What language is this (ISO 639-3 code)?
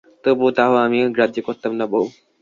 ben